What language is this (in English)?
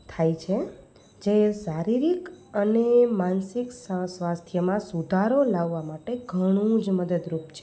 Gujarati